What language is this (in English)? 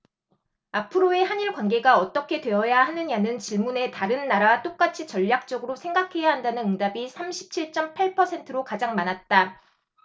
Korean